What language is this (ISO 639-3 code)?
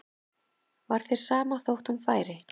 isl